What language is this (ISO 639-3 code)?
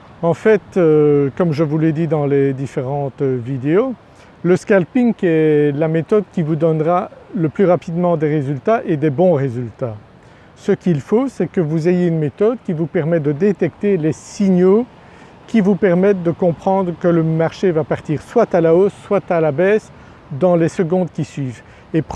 fra